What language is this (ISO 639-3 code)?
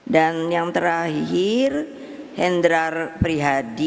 ind